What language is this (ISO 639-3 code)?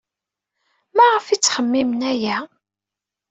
kab